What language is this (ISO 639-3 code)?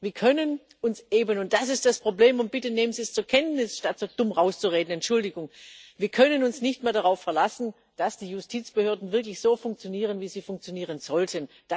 deu